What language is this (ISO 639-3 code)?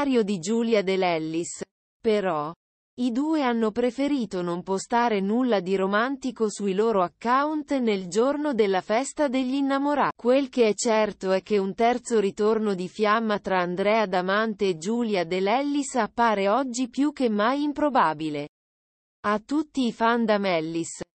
ita